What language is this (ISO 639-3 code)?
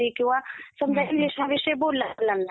mar